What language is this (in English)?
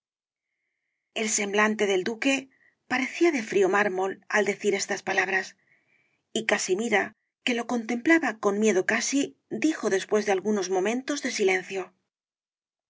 Spanish